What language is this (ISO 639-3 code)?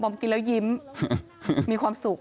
tha